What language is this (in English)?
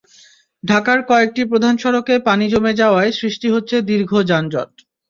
Bangla